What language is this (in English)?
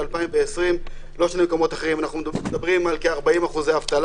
Hebrew